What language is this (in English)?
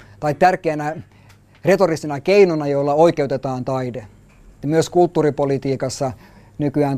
Finnish